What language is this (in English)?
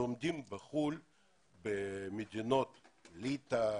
Hebrew